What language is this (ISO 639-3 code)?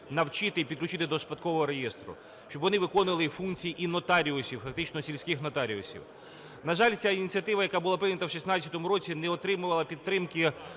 ukr